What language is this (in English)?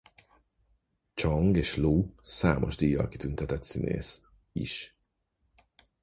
Hungarian